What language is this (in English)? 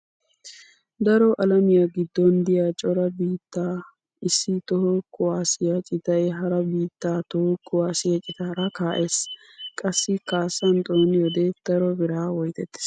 Wolaytta